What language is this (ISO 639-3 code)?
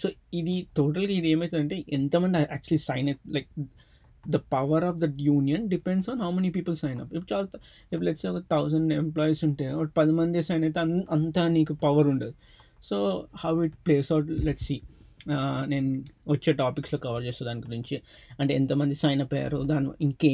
tel